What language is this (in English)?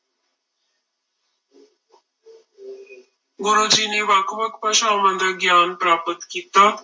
Punjabi